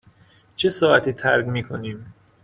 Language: Persian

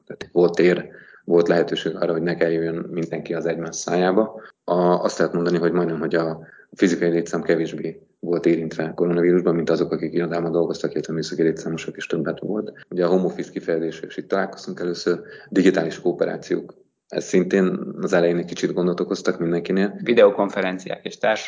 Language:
Hungarian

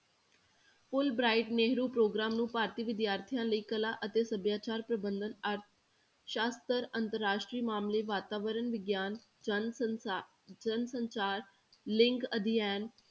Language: Punjabi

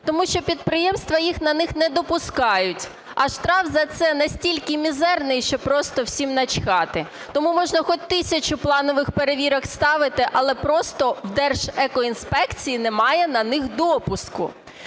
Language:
Ukrainian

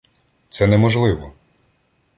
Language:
Ukrainian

